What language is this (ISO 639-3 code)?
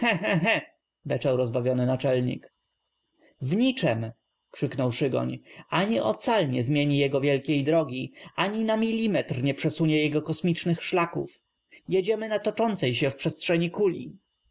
pol